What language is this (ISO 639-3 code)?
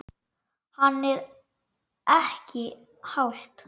isl